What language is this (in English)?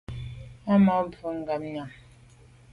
Medumba